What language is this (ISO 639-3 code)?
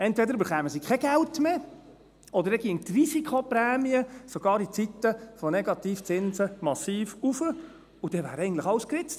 gsw